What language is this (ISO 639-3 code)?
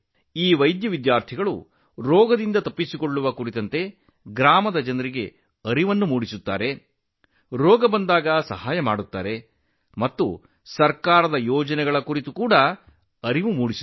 kan